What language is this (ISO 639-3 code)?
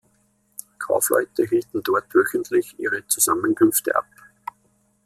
deu